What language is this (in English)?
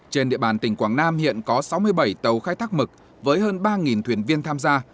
Vietnamese